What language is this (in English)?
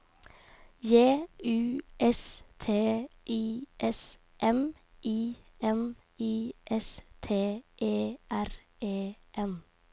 Norwegian